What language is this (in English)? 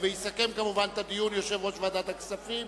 Hebrew